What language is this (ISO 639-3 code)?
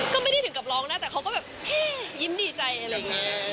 tha